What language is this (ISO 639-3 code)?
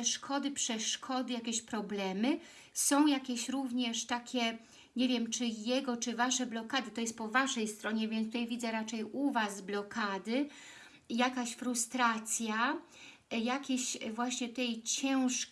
pol